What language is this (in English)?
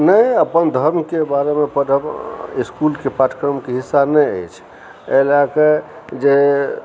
Maithili